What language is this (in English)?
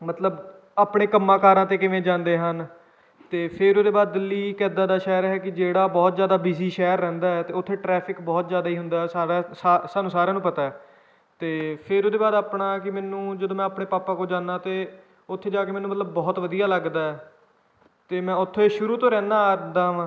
Punjabi